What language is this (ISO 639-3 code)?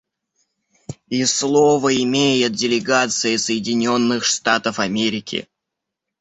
rus